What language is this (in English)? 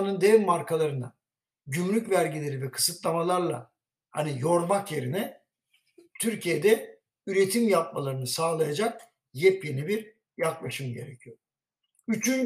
Turkish